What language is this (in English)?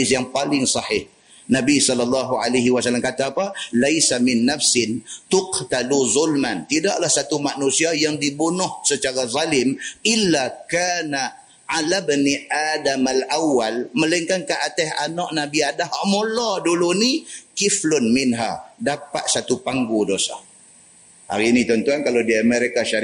Malay